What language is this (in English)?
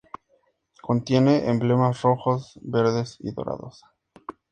Spanish